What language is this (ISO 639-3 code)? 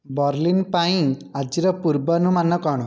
ori